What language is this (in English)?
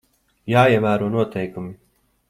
Latvian